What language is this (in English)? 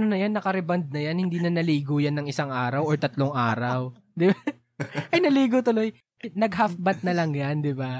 Filipino